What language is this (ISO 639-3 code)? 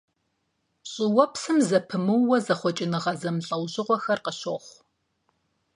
kbd